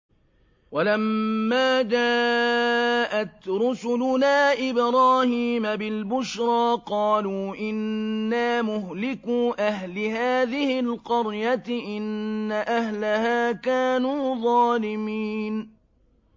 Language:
Arabic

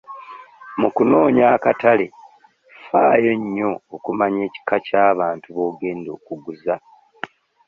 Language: Ganda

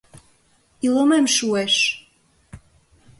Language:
Mari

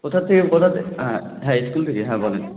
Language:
Bangla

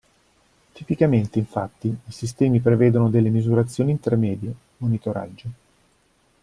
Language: Italian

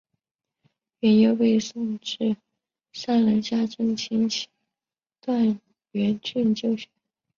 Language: Chinese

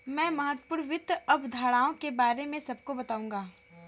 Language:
Hindi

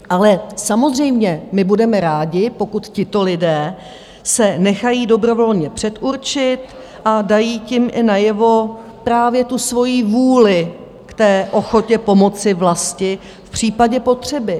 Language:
Czech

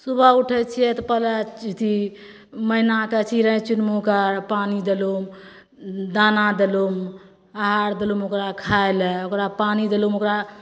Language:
Maithili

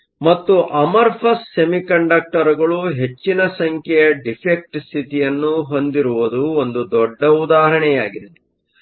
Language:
Kannada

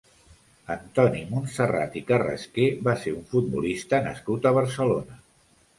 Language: Catalan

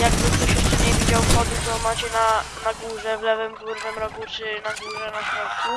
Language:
Polish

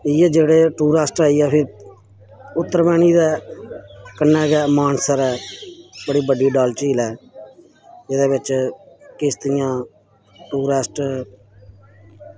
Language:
Dogri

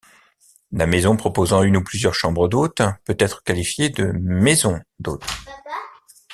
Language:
French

